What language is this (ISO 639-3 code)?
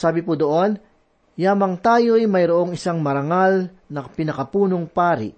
fil